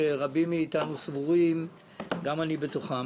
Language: Hebrew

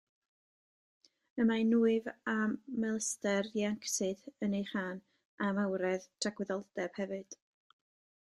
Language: Welsh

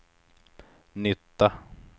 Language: Swedish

